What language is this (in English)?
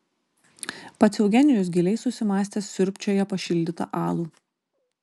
Lithuanian